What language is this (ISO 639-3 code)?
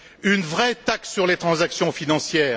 fra